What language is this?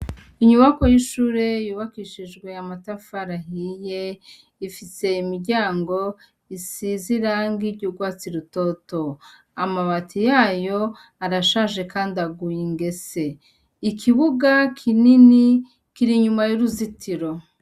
Rundi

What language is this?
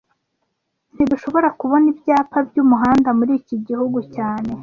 Kinyarwanda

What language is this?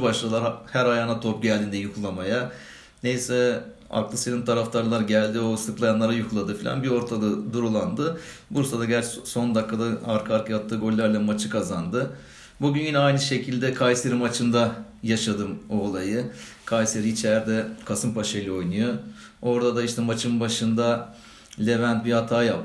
Turkish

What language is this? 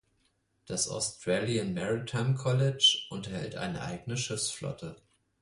German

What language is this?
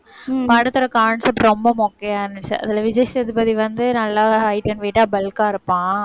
Tamil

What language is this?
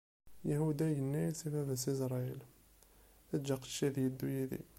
Kabyle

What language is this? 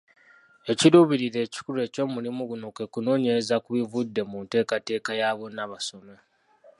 Ganda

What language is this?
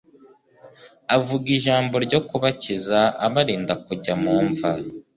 Kinyarwanda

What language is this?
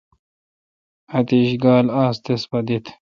Kalkoti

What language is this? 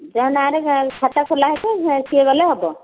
Odia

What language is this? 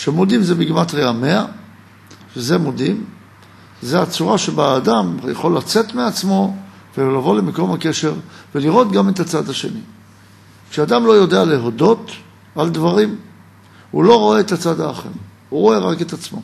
Hebrew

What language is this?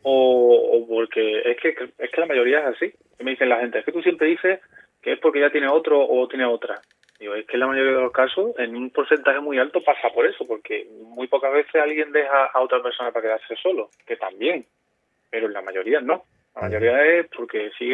Spanish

